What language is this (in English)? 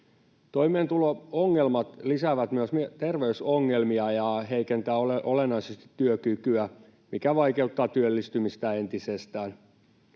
Finnish